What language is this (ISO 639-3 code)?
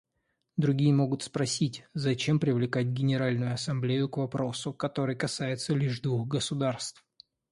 rus